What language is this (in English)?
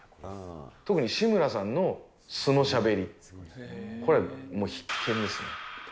Japanese